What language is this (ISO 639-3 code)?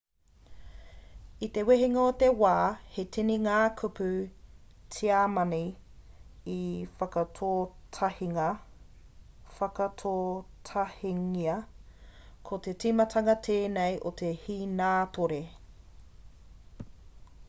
mri